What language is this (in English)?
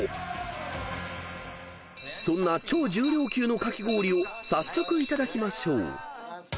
Japanese